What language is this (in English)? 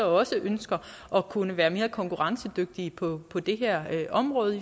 Danish